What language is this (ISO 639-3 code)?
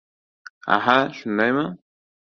uzb